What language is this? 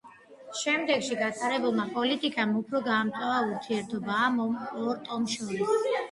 Georgian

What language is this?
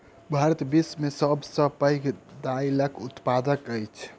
Maithili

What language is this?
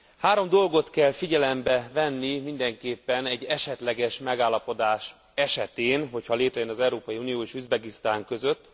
Hungarian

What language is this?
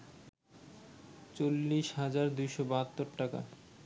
Bangla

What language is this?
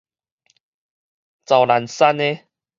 Min Nan Chinese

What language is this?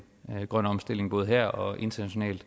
Danish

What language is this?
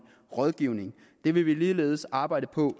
Danish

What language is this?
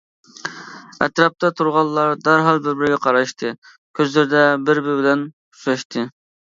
Uyghur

